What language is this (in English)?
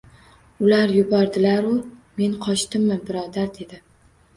Uzbek